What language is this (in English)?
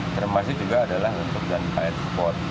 Indonesian